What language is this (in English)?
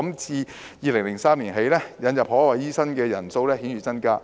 Cantonese